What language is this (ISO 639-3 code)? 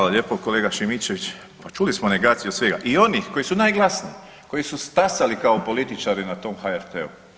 hrv